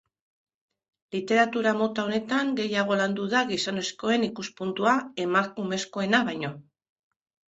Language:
Basque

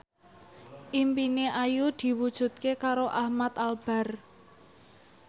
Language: Javanese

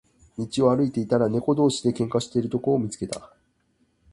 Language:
Japanese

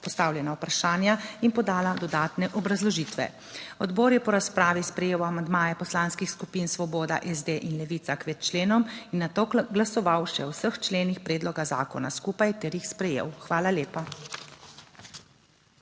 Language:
Slovenian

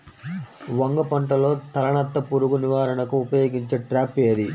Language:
Telugu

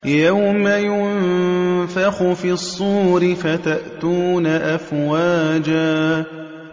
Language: Arabic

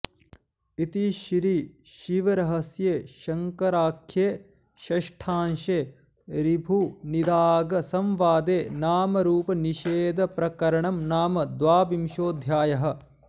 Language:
Sanskrit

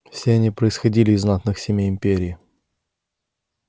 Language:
Russian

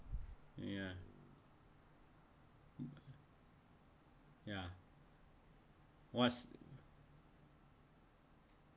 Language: English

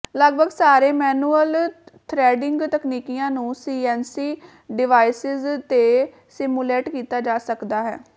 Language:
Punjabi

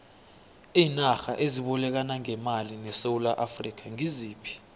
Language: South Ndebele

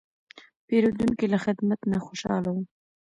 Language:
Pashto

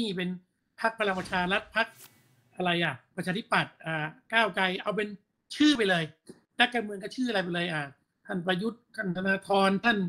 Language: Thai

